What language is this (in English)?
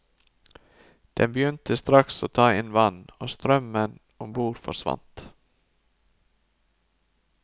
Norwegian